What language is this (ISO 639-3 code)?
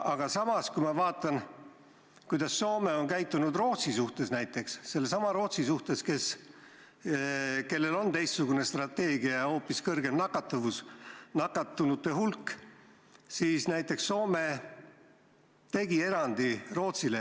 est